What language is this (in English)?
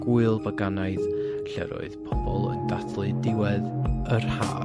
Welsh